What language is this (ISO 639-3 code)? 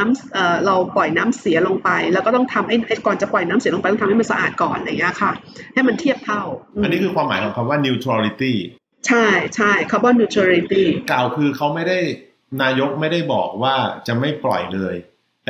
tha